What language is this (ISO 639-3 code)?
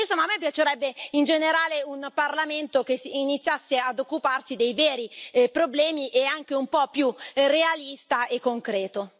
ita